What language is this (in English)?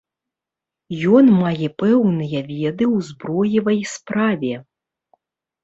Belarusian